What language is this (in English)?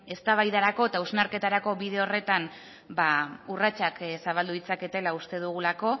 Basque